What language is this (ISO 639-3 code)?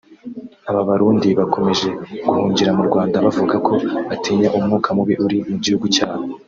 kin